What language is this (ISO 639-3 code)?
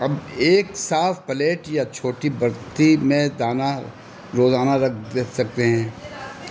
urd